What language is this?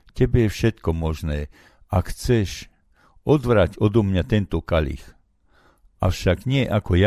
Slovak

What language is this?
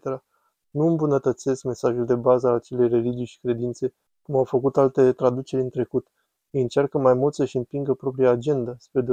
Romanian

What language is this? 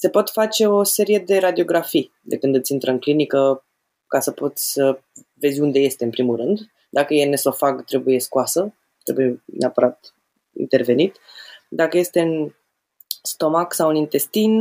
Romanian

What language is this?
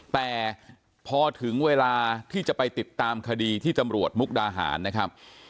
Thai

